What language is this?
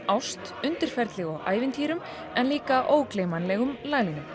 Icelandic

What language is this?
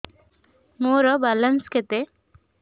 Odia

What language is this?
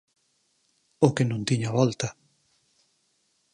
Galician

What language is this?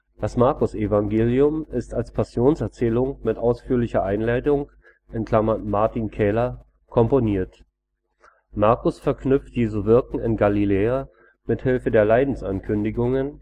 German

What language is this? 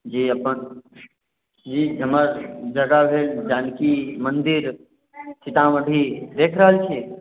Maithili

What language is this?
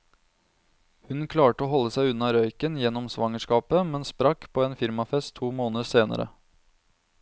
Norwegian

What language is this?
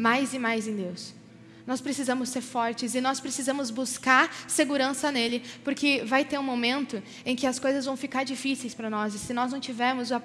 Portuguese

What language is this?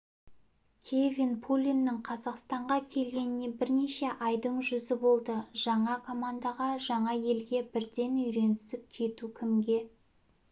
Kazakh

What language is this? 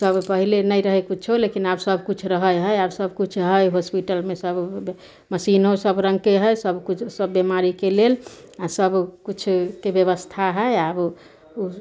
Maithili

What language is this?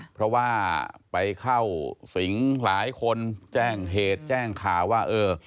Thai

